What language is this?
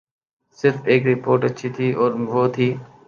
Urdu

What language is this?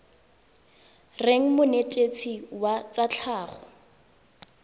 Tswana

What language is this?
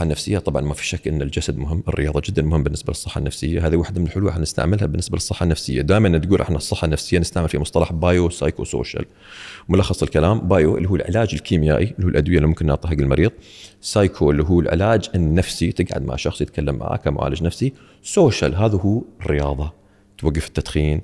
Arabic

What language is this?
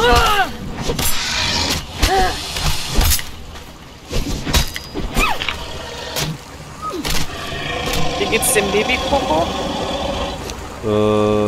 German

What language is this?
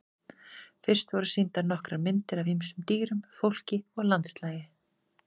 Icelandic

